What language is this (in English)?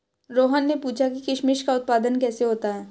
Hindi